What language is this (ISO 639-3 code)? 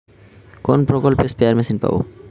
ben